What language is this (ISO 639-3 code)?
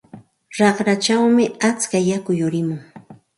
qxt